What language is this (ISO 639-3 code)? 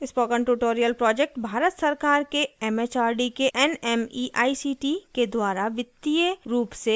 hin